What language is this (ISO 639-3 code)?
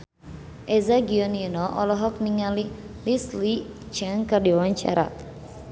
sun